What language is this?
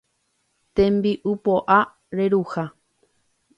Guarani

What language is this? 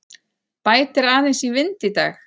Icelandic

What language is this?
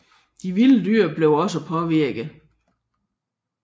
Danish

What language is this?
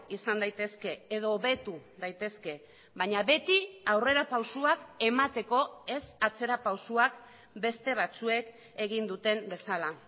Basque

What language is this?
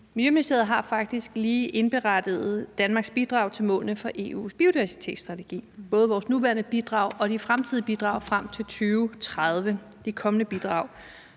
Danish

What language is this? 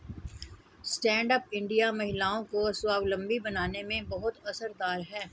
Hindi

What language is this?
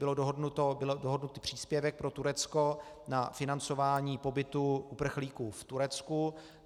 Czech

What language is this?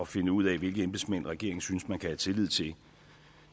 Danish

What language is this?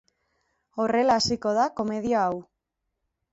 Basque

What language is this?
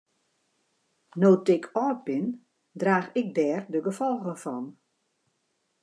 Western Frisian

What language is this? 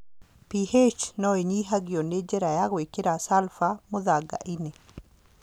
Kikuyu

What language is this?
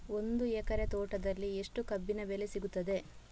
Kannada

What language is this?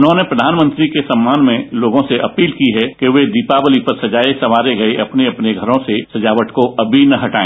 Hindi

